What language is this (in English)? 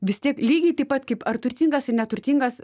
Lithuanian